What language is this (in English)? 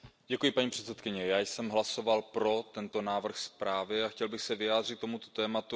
Czech